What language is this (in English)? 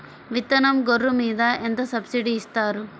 Telugu